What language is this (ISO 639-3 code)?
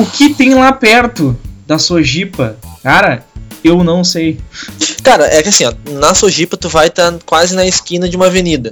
por